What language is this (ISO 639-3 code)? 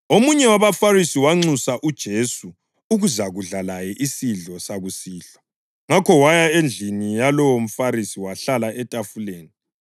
nde